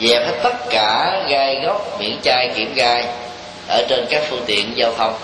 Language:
Vietnamese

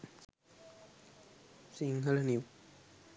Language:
Sinhala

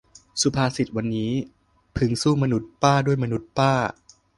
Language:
Thai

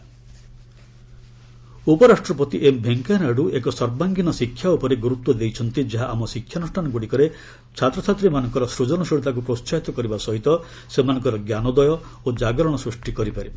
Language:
Odia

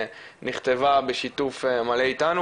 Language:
Hebrew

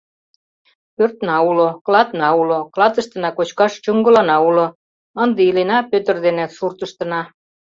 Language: Mari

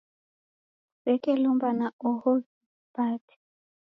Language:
Taita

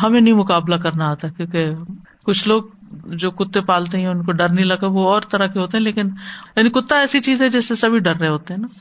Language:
Urdu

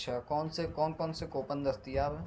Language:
Urdu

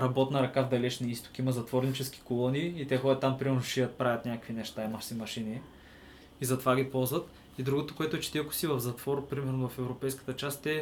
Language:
Bulgarian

